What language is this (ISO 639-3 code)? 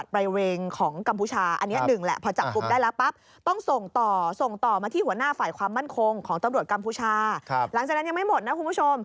tha